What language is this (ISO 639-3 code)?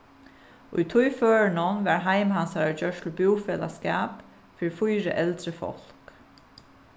fao